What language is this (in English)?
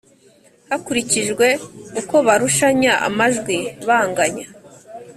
Kinyarwanda